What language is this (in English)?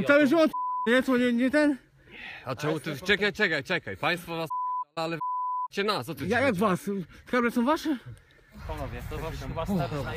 Polish